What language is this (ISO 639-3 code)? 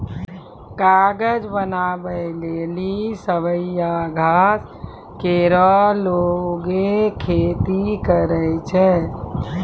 mai